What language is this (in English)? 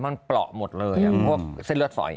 Thai